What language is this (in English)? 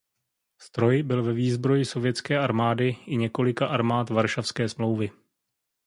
Czech